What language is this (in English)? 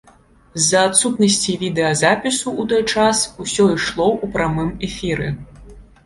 Belarusian